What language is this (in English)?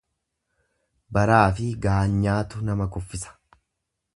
Oromo